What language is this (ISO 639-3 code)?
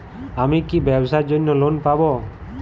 ben